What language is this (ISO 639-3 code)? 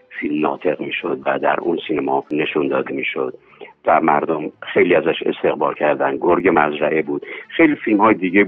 fas